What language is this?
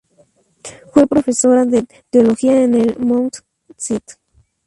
Spanish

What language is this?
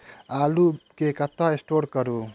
Maithili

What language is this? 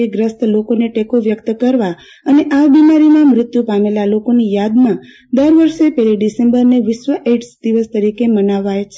Gujarati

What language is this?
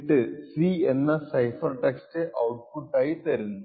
Malayalam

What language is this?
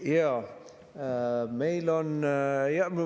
Estonian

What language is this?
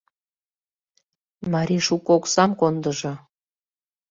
Mari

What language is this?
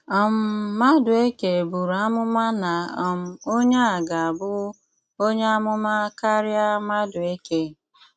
Igbo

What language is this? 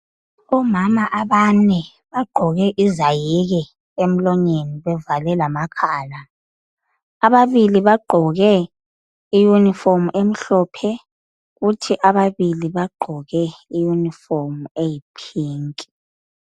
North Ndebele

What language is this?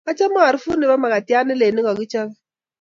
Kalenjin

